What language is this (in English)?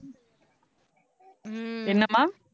Tamil